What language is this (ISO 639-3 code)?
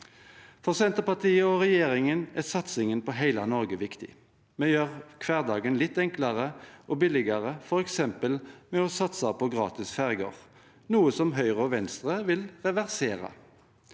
nor